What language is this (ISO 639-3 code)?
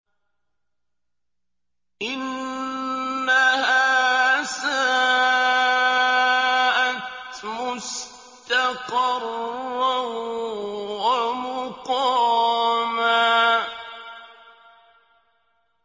ara